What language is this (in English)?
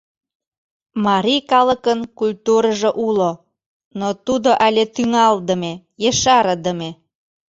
Mari